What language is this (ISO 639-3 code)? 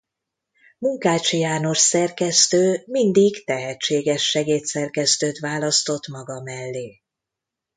hun